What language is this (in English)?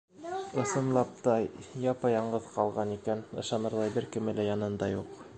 Bashkir